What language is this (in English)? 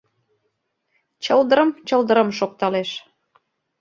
Mari